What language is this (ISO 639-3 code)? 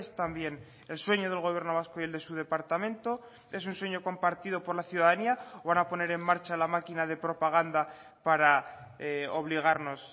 spa